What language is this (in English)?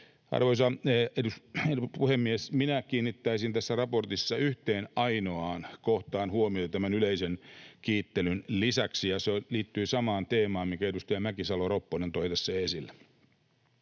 Finnish